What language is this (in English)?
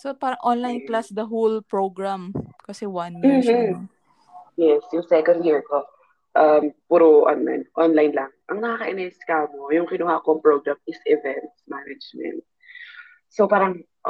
Filipino